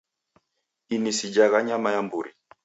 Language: Taita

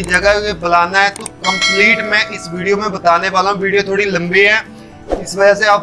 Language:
Hindi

